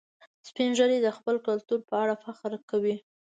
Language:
Pashto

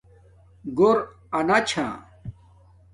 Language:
Domaaki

